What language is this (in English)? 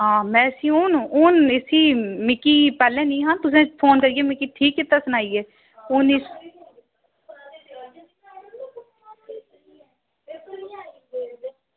Dogri